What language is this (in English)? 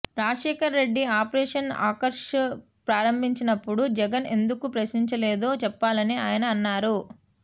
Telugu